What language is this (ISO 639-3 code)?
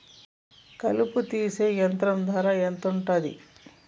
tel